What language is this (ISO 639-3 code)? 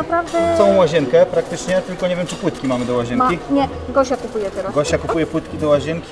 pol